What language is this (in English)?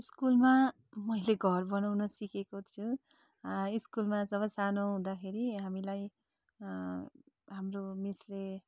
Nepali